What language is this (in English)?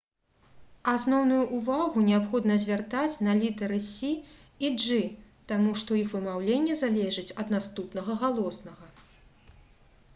Belarusian